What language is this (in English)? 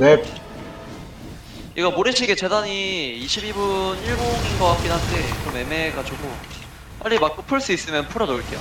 Korean